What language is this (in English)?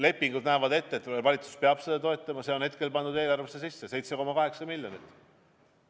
Estonian